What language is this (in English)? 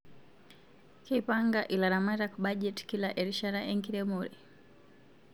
Masai